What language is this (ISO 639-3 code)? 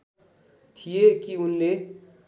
nep